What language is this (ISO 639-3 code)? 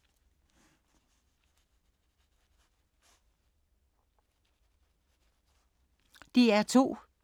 dan